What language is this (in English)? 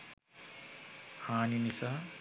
Sinhala